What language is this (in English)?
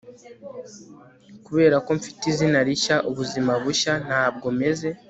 Kinyarwanda